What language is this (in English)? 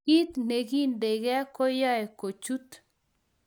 Kalenjin